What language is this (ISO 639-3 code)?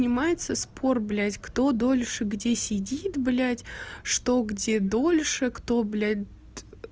rus